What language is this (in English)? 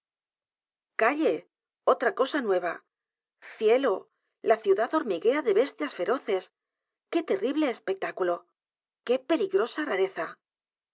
Spanish